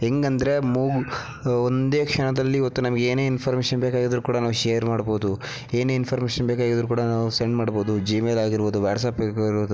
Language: Kannada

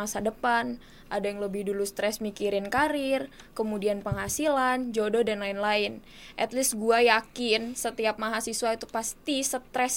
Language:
Indonesian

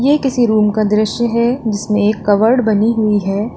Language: Hindi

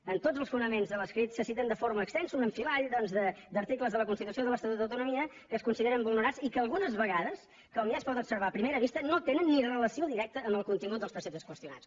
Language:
Catalan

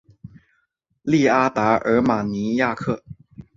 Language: Chinese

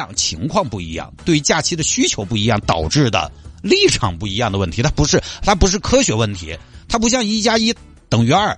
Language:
Chinese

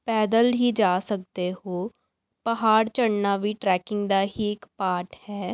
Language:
Punjabi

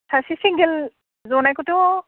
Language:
Bodo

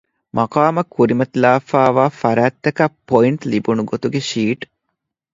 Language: Divehi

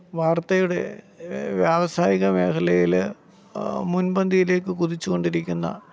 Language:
Malayalam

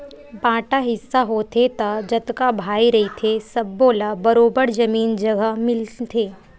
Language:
Chhattisgarhi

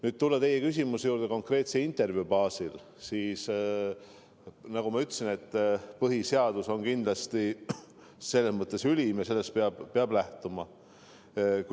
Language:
Estonian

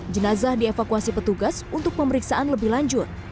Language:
Indonesian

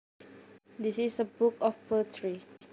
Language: Javanese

